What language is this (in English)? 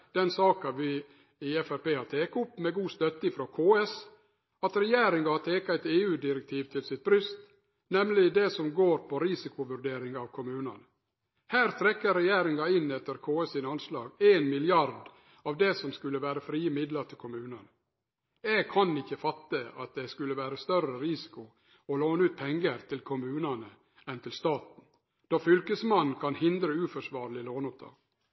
Norwegian Nynorsk